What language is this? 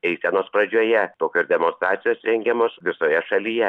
Lithuanian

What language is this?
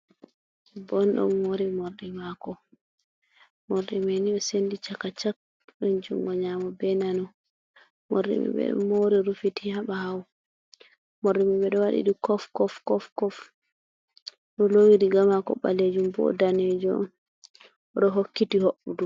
Fula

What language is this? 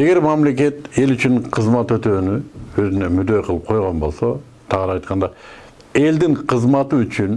Turkish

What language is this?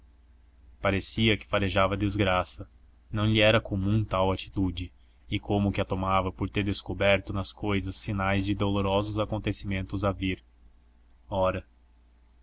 Portuguese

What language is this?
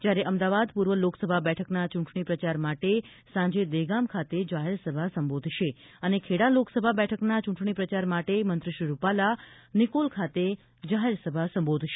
Gujarati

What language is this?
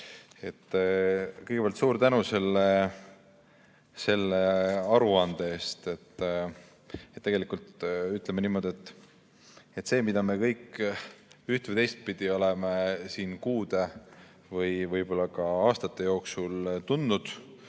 Estonian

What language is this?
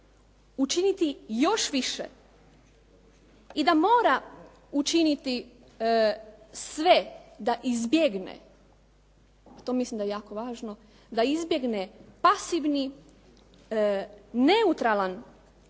Croatian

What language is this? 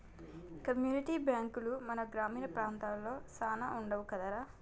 Telugu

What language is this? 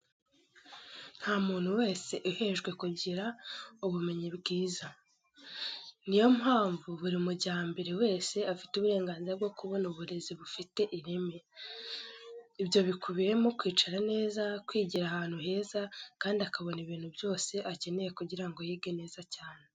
Kinyarwanda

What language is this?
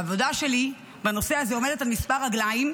Hebrew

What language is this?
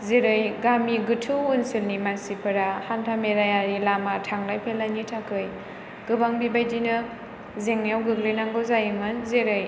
Bodo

